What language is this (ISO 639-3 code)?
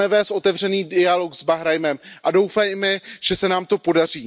ces